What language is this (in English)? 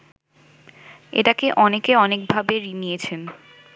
Bangla